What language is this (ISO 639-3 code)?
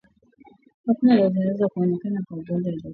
swa